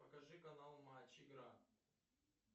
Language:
Russian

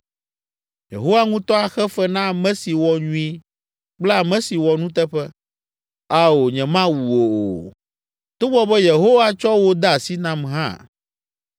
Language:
Ewe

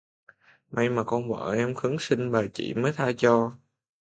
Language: Vietnamese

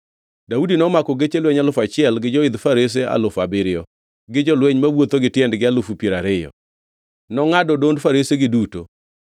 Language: Luo (Kenya and Tanzania)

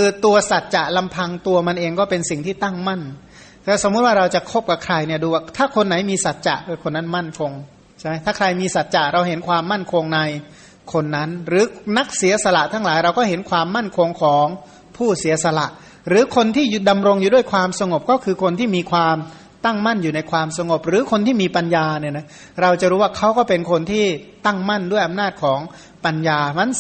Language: Thai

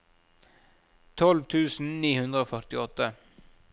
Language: Norwegian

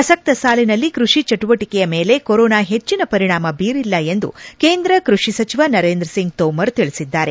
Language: Kannada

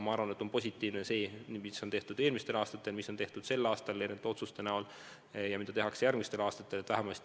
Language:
Estonian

